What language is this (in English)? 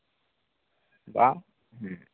Santali